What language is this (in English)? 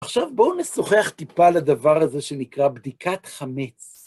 Hebrew